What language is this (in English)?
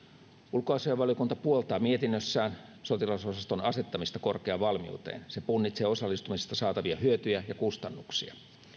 Finnish